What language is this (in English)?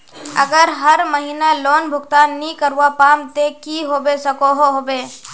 Magahi